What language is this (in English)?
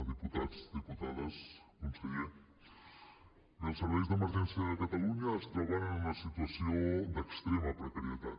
Catalan